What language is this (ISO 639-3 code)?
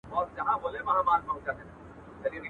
pus